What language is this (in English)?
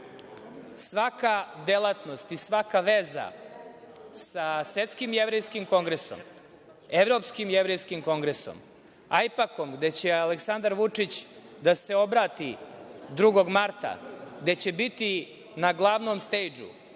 Serbian